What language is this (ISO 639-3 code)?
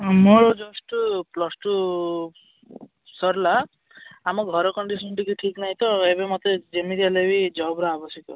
ori